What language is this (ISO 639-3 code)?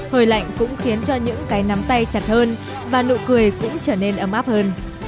vie